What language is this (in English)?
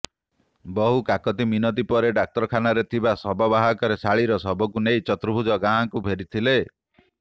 Odia